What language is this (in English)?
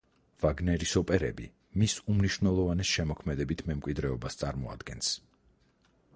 Georgian